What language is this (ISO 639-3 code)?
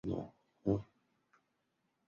zho